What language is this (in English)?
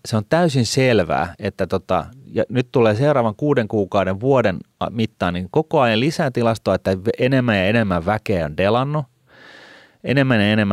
Finnish